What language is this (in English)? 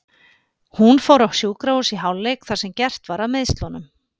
Icelandic